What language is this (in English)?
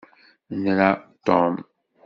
Kabyle